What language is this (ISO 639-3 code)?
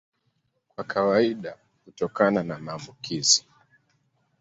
swa